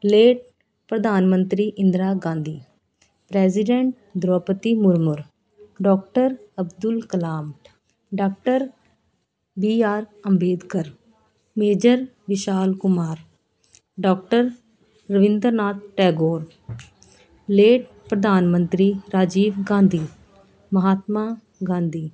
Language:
Punjabi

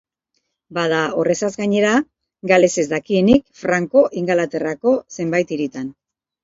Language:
Basque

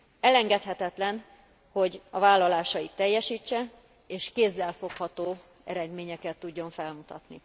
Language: Hungarian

